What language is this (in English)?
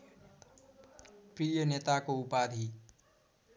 Nepali